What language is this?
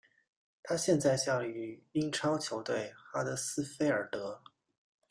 Chinese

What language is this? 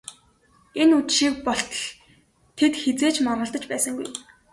Mongolian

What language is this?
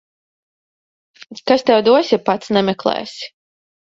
Latvian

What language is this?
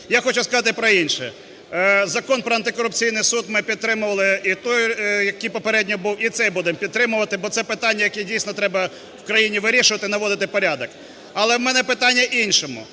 Ukrainian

